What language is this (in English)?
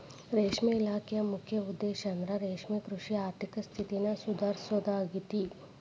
Kannada